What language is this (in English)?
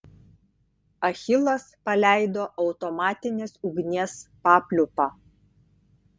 Lithuanian